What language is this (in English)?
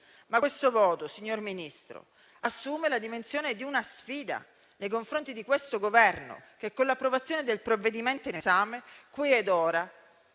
Italian